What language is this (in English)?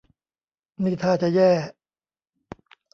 Thai